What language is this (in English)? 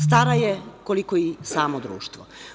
Serbian